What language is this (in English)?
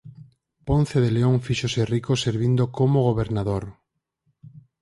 Galician